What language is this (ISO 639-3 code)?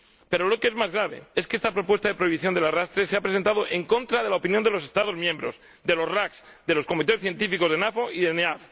spa